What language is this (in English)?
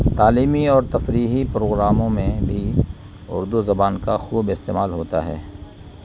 Urdu